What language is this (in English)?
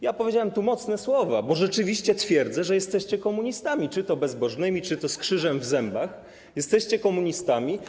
Polish